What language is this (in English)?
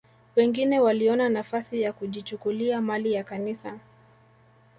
Swahili